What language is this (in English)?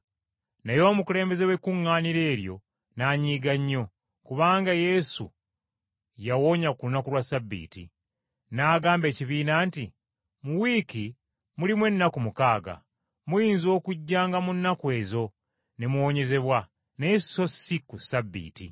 Ganda